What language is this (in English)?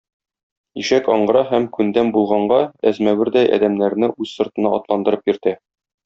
Tatar